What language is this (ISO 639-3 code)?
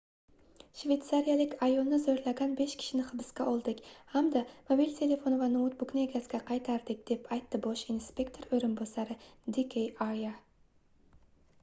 uzb